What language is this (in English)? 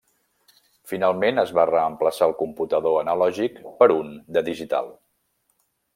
Catalan